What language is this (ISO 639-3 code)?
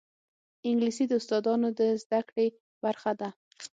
pus